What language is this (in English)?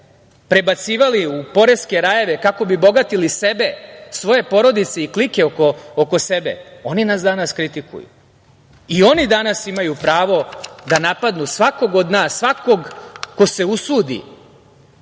Serbian